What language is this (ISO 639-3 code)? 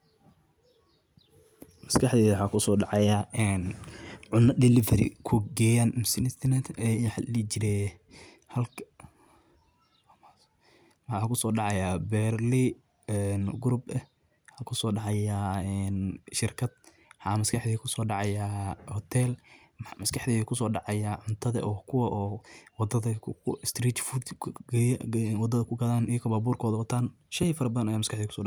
som